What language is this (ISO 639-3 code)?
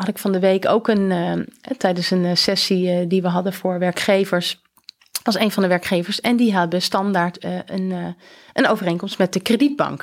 nld